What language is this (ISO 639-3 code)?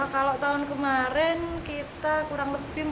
ind